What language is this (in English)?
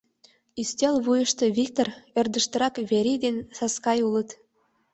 Mari